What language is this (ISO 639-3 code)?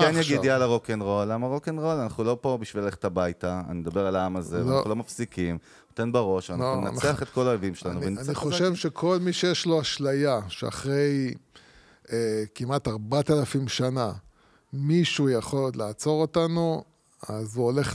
heb